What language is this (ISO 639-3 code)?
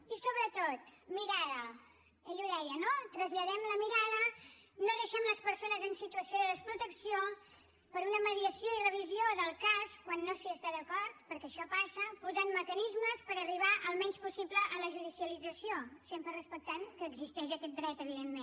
cat